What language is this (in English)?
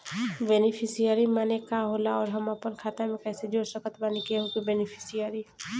Bhojpuri